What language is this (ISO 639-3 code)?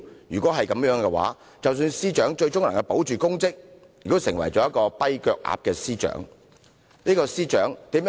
yue